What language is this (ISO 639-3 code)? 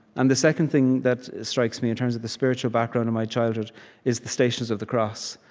eng